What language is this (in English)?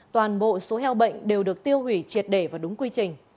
Vietnamese